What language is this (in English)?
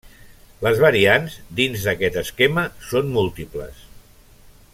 Catalan